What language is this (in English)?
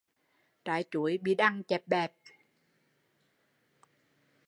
Vietnamese